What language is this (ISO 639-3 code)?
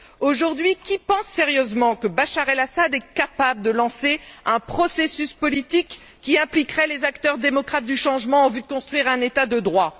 fra